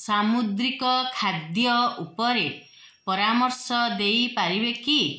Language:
Odia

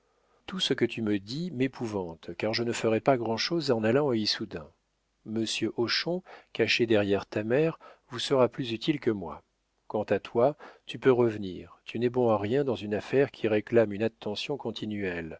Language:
French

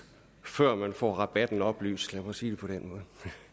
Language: Danish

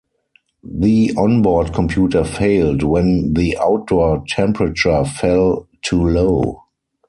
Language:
English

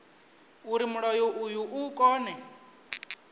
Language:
Venda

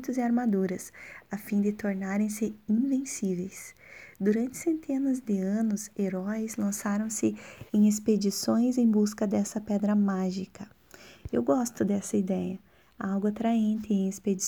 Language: Portuguese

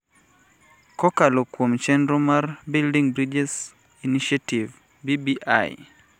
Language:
Luo (Kenya and Tanzania)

